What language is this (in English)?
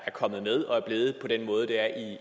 Danish